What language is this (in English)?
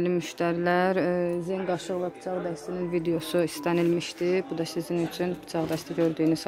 Turkish